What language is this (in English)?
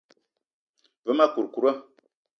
Eton (Cameroon)